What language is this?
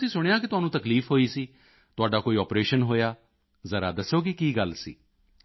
Punjabi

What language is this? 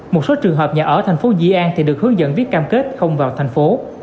Vietnamese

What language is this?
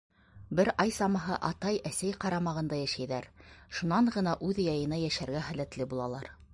Bashkir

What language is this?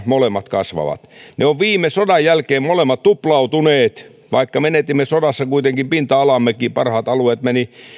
Finnish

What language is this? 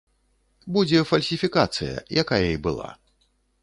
Belarusian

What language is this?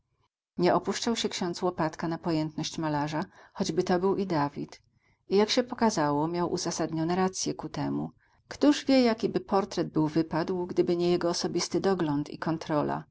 Polish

